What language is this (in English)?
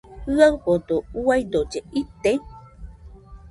Nüpode Huitoto